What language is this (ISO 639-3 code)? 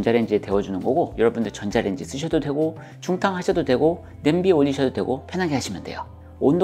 kor